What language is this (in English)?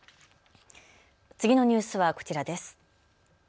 Japanese